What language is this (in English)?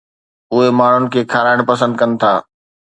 Sindhi